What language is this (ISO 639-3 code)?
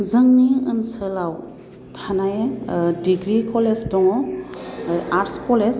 brx